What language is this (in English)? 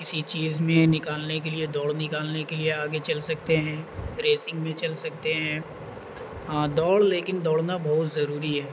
Urdu